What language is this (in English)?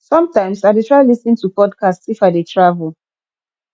Nigerian Pidgin